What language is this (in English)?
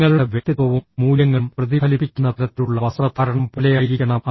Malayalam